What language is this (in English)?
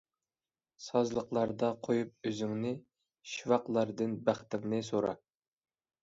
Uyghur